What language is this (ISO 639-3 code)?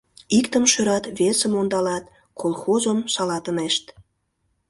chm